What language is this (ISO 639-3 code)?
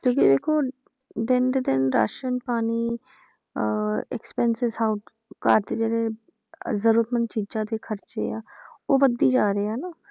pan